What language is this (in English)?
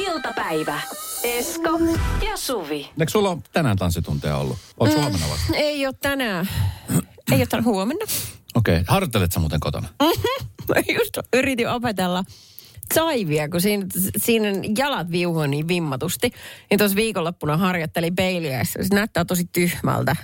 Finnish